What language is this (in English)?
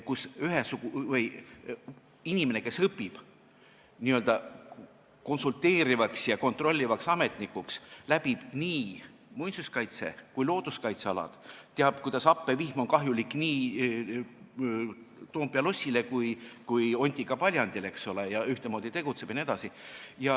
Estonian